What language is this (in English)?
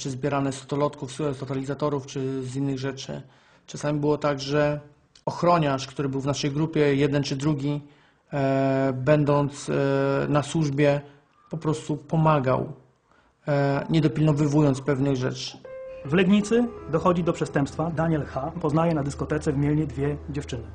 Polish